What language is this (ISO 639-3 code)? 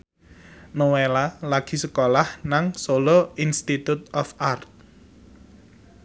jav